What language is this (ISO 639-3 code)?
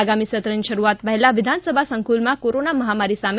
guj